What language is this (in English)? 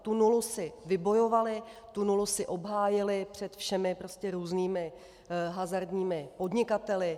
Czech